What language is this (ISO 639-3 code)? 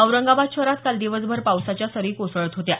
mar